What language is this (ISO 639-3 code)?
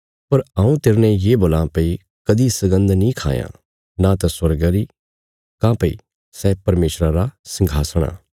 kfs